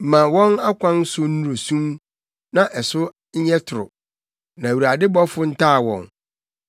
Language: Akan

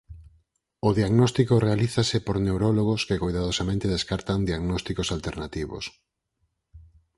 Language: Galician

